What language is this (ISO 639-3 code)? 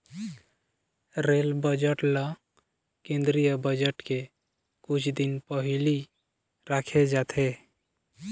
hne